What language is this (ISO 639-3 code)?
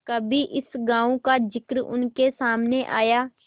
hin